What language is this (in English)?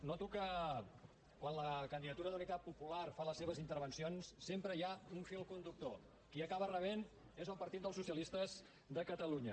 Catalan